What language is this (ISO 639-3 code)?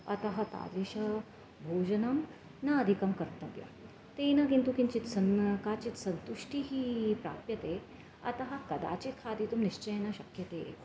san